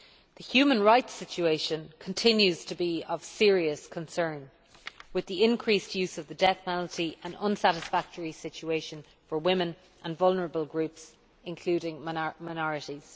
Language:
English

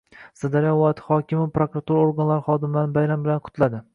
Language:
Uzbek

